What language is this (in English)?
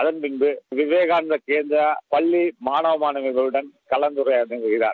Tamil